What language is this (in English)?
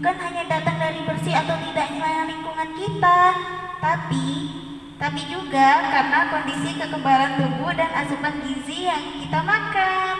Indonesian